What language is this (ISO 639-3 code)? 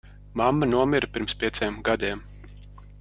lav